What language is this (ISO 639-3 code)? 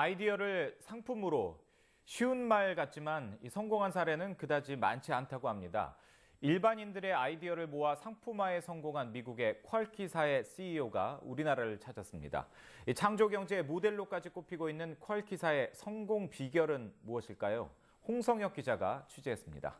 kor